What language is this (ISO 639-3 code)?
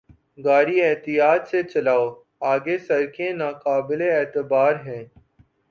urd